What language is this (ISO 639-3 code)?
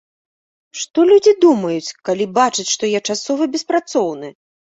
bel